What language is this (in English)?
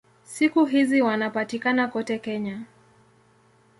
Swahili